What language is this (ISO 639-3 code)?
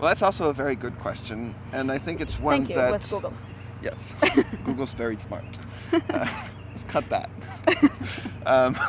eng